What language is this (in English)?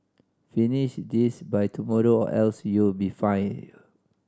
English